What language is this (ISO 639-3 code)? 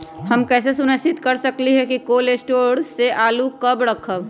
mag